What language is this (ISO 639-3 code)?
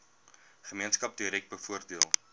afr